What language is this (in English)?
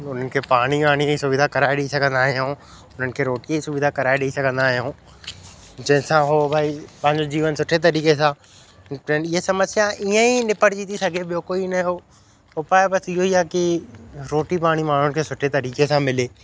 Sindhi